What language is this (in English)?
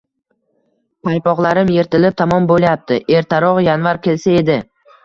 Uzbek